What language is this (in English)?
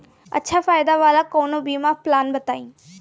Bhojpuri